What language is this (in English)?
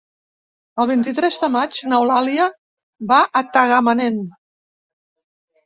Catalan